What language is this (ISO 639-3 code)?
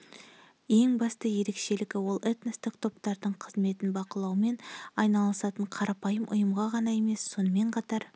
kaz